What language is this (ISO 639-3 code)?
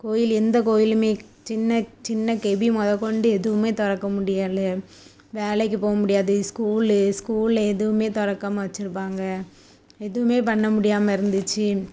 tam